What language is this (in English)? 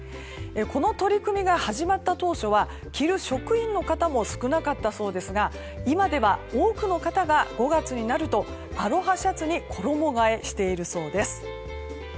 Japanese